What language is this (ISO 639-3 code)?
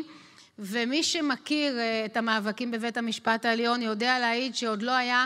heb